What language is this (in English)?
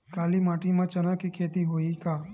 Chhattisgarhi